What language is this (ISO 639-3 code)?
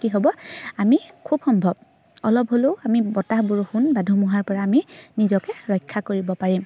asm